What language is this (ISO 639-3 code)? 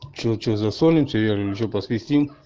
rus